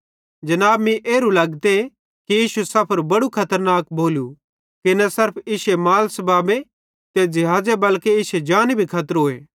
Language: Bhadrawahi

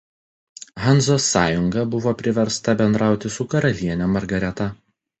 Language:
Lithuanian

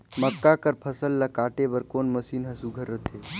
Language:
Chhattisgarhi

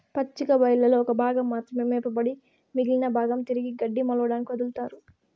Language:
Telugu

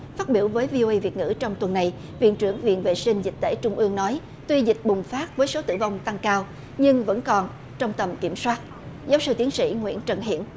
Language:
Vietnamese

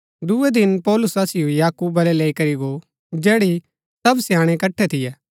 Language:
Gaddi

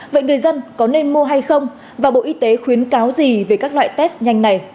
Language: Vietnamese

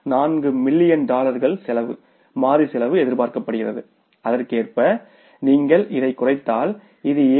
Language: Tamil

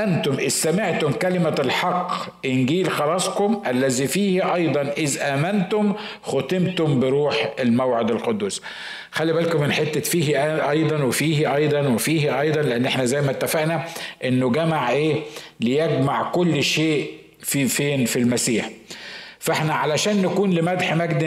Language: Arabic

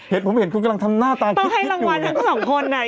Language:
Thai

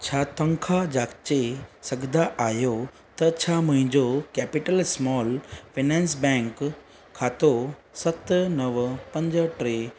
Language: Sindhi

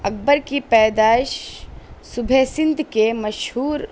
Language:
Urdu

